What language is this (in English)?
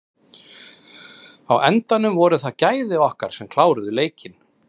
Icelandic